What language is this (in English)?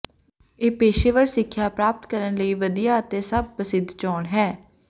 Punjabi